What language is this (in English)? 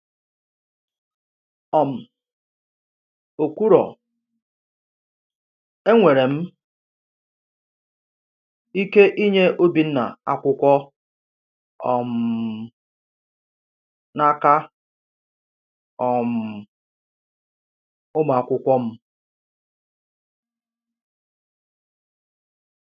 Igbo